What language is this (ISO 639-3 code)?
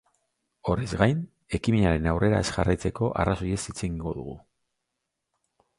eus